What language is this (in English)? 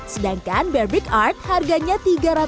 Indonesian